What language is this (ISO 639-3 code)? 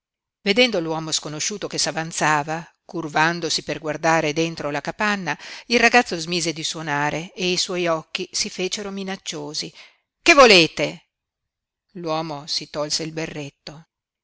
ita